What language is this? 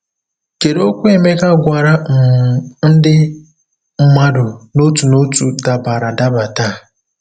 Igbo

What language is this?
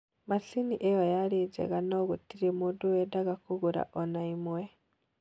Kikuyu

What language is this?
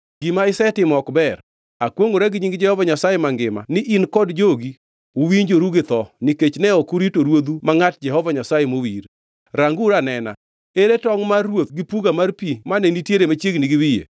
Luo (Kenya and Tanzania)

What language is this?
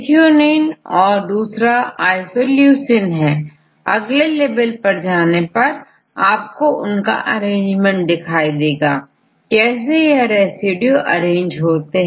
Hindi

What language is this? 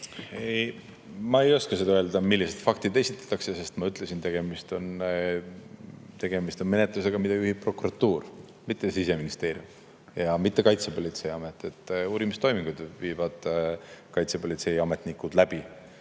Estonian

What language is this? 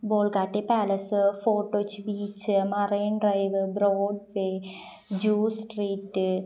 Malayalam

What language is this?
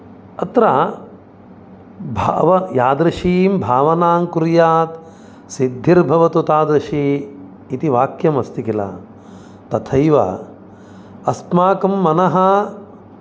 Sanskrit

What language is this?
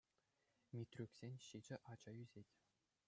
Chuvash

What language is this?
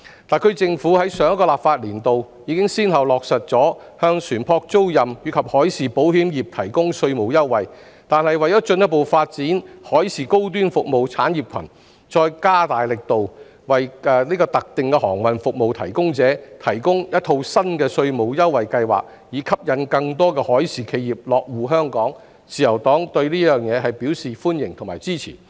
Cantonese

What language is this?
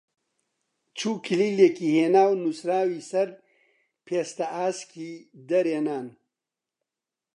Central Kurdish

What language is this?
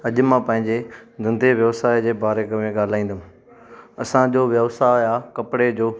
Sindhi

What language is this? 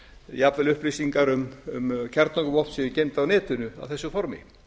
Icelandic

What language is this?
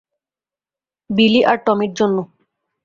Bangla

